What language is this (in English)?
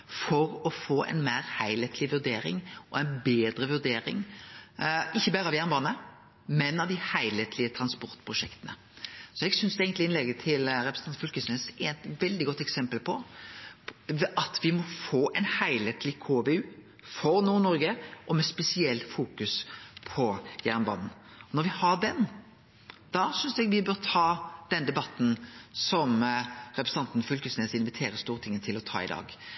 Norwegian Nynorsk